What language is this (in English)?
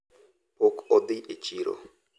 Luo (Kenya and Tanzania)